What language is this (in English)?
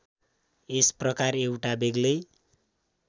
Nepali